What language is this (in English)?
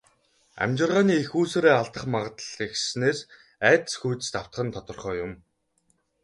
Mongolian